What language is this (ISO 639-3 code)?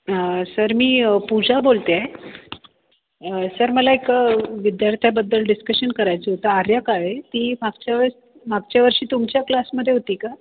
mar